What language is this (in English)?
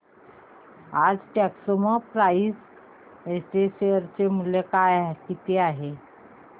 Marathi